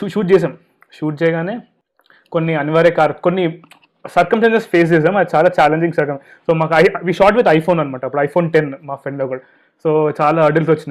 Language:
Telugu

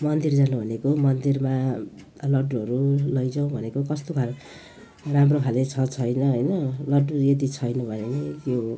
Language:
Nepali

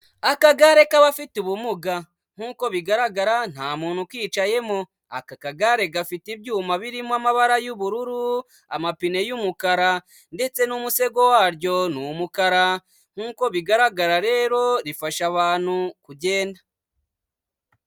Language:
Kinyarwanda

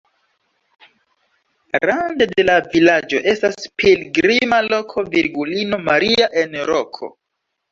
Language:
Esperanto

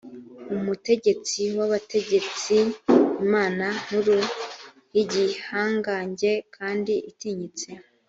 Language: Kinyarwanda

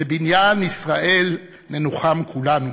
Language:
Hebrew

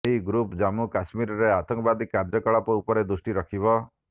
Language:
Odia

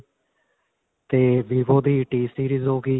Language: Punjabi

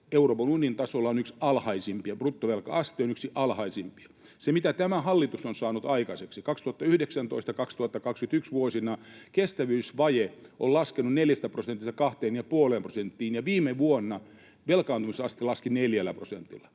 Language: Finnish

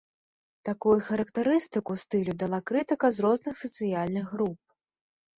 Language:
Belarusian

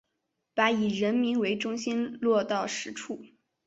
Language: Chinese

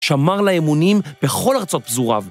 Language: Hebrew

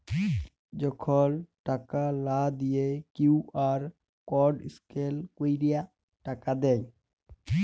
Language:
Bangla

